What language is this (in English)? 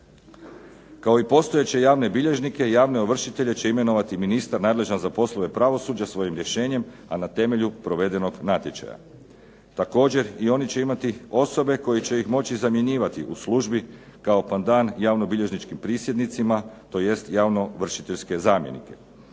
Croatian